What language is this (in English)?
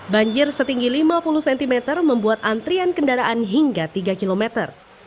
Indonesian